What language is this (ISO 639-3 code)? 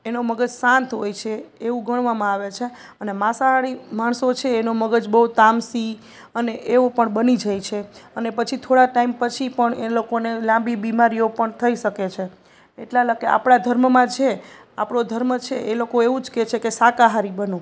guj